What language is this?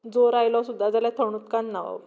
Konkani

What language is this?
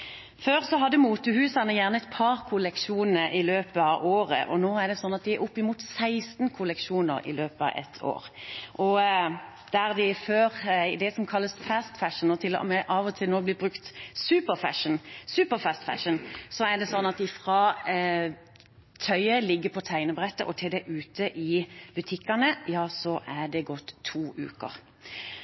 Norwegian Bokmål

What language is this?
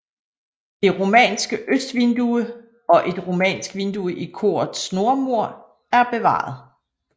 Danish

